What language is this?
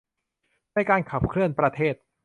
Thai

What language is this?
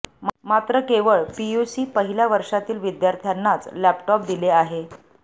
Marathi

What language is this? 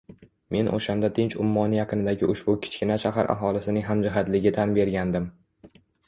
Uzbek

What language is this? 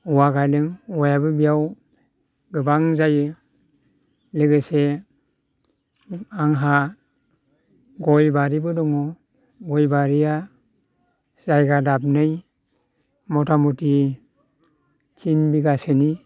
Bodo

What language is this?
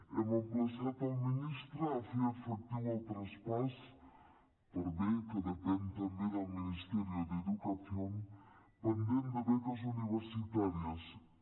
Catalan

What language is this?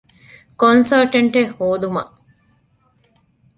Divehi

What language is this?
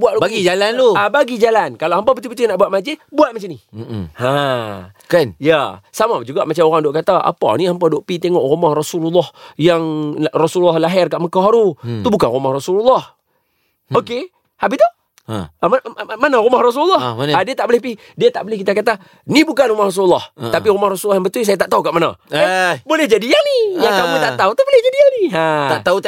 Malay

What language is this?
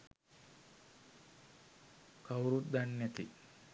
Sinhala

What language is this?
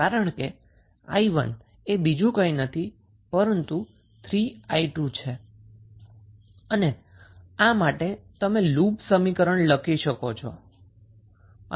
Gujarati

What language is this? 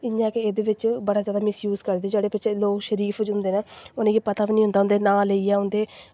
Dogri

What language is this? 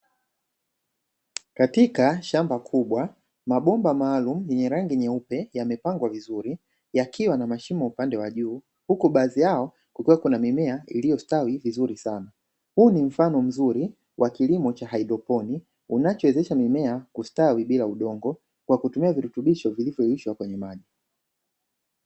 Swahili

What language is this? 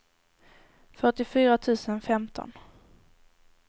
Swedish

